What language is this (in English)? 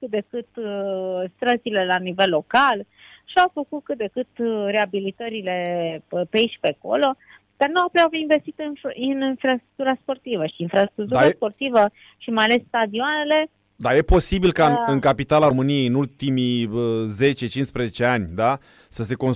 Romanian